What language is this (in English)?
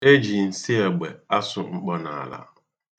Igbo